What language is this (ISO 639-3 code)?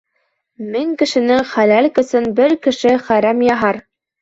bak